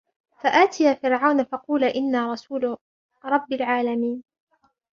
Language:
Arabic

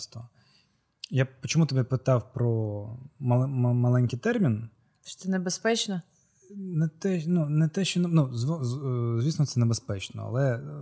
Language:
Ukrainian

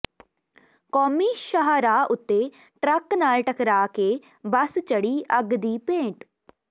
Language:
Punjabi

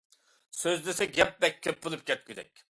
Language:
Uyghur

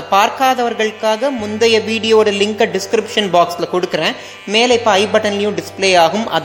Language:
Tamil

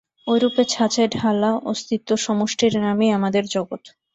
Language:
Bangla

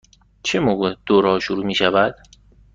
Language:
Persian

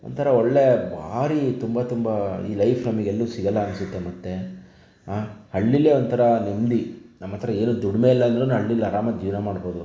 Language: Kannada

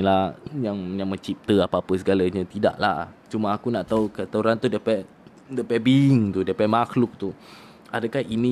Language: Malay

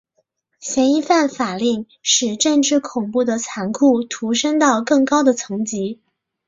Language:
Chinese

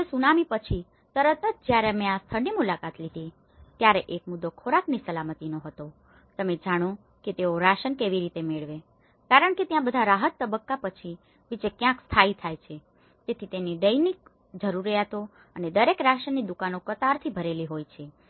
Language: Gujarati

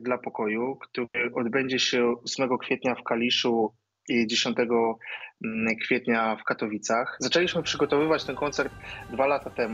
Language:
Polish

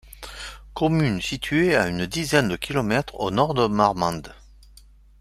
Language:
French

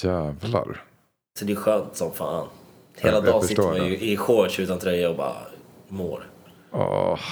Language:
Swedish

